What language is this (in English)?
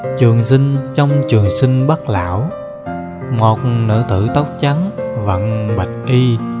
Vietnamese